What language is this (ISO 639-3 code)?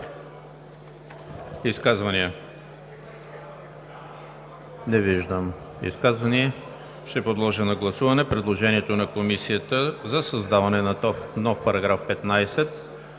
bul